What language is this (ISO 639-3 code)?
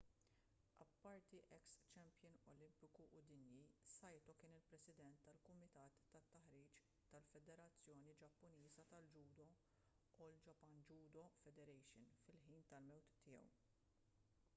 mlt